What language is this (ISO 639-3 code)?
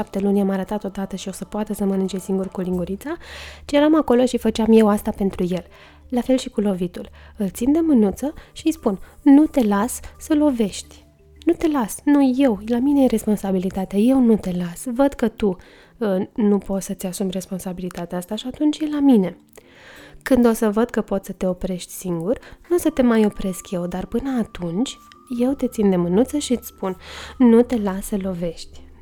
ron